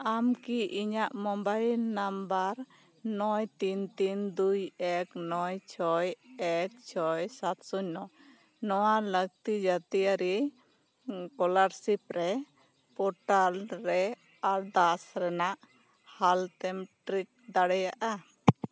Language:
Santali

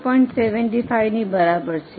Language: Gujarati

